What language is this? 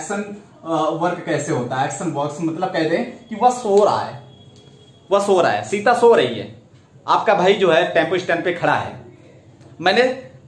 Hindi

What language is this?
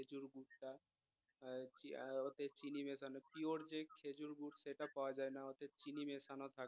Bangla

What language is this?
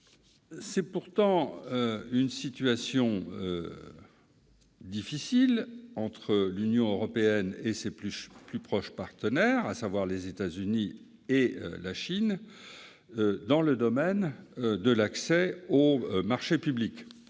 French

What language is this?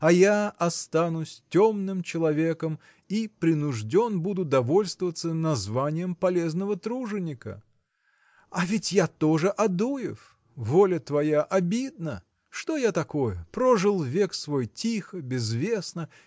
Russian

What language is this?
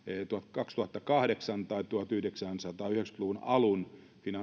Finnish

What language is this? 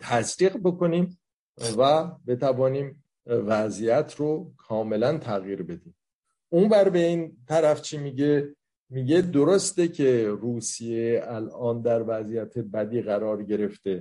Persian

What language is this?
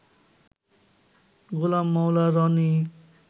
Bangla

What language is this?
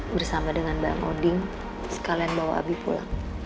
Indonesian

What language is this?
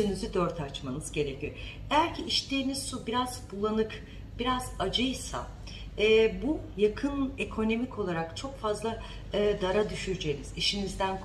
Turkish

